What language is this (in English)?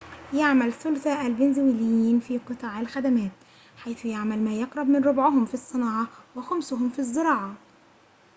Arabic